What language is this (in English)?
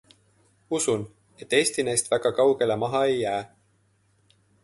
Estonian